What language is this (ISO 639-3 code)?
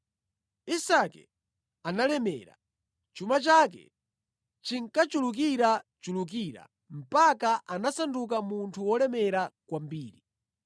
nya